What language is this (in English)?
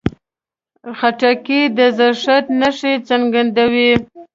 Pashto